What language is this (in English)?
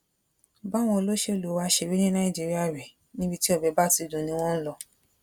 Yoruba